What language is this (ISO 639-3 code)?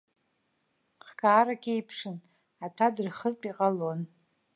abk